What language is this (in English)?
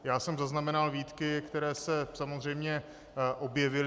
Czech